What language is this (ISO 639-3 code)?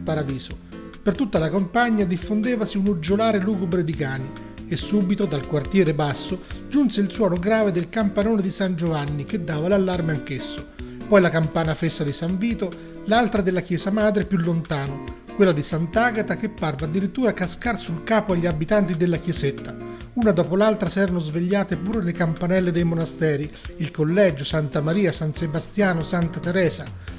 ita